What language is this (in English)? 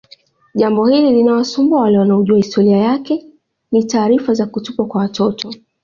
Swahili